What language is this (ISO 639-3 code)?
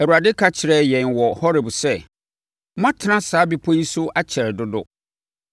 aka